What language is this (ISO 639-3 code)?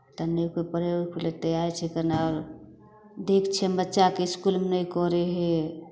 mai